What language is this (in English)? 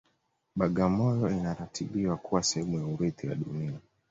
Swahili